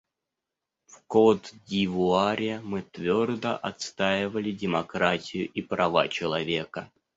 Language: Russian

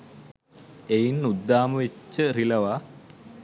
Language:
Sinhala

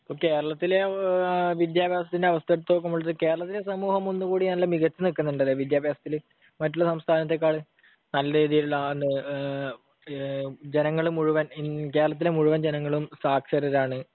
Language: Malayalam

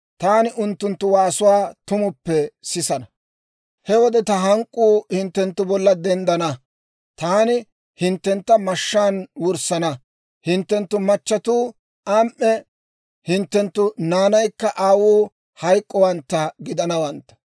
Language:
Dawro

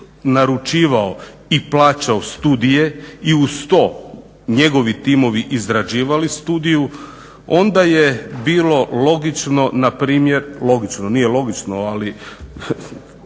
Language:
Croatian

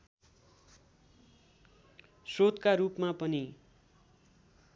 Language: Nepali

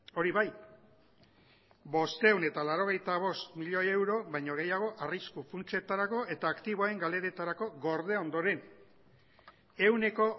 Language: Basque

